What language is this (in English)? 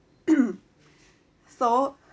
English